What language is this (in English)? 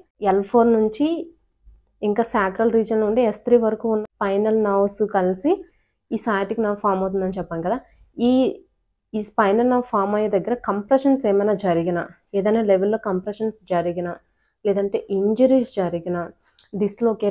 Telugu